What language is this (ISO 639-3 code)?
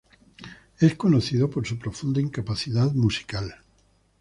spa